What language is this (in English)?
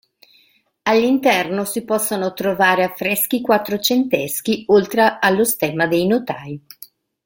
Italian